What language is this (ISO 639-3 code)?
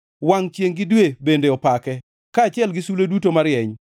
luo